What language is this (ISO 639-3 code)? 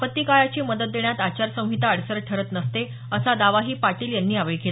mar